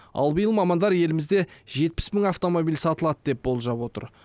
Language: Kazakh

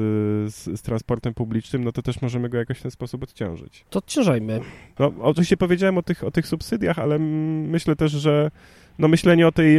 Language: Polish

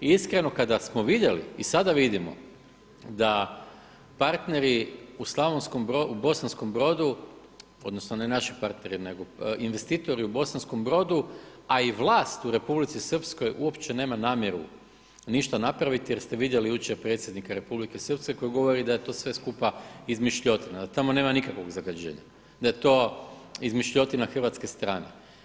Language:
Croatian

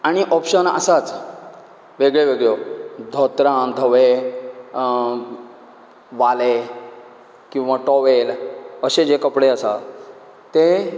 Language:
Konkani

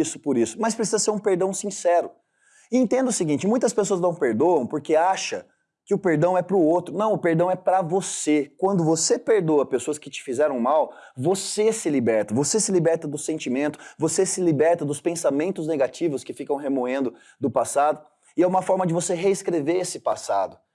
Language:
Portuguese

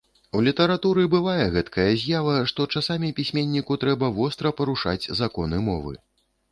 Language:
Belarusian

